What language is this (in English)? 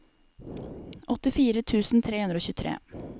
Norwegian